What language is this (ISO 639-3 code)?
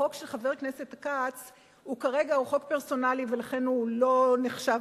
heb